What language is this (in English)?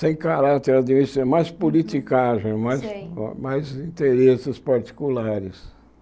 Portuguese